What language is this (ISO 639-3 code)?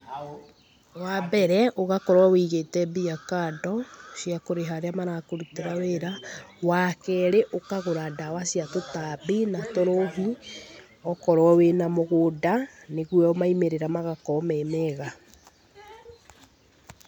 kik